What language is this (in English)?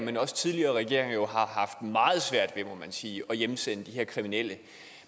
Danish